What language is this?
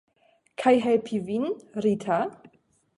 Esperanto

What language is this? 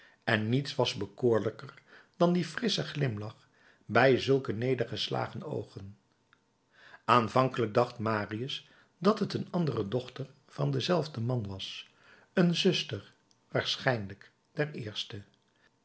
Dutch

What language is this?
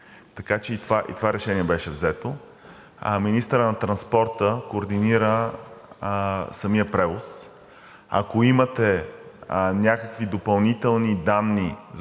Bulgarian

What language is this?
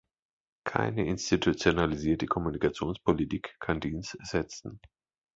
German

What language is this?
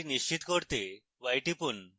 Bangla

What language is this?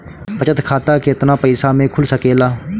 Bhojpuri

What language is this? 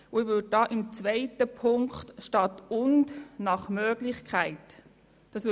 Swiss German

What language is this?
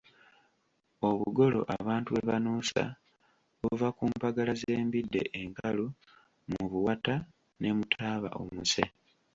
Ganda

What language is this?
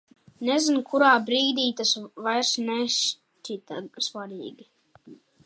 Latvian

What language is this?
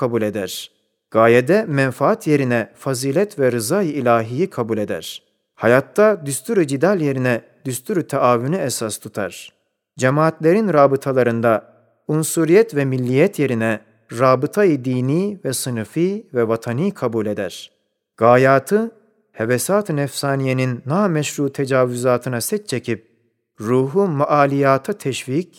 Turkish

